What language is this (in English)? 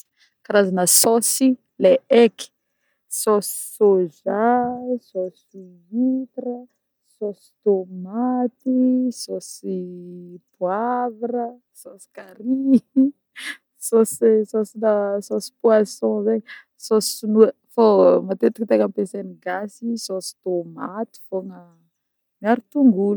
Northern Betsimisaraka Malagasy